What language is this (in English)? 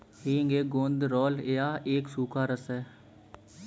Hindi